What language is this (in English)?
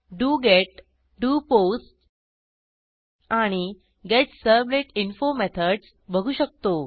Marathi